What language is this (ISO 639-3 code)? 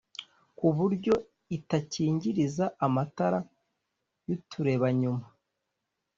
kin